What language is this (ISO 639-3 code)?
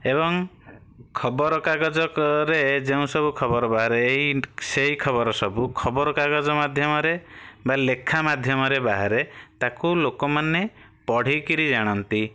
ori